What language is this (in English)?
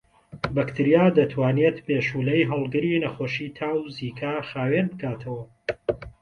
Central Kurdish